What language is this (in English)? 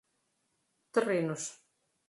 Portuguese